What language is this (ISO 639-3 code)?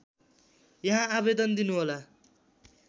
nep